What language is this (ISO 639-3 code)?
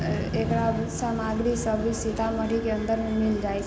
mai